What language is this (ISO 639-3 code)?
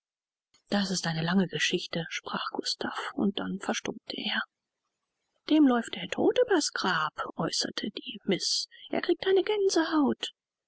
deu